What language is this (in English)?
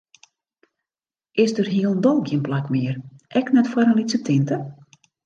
Western Frisian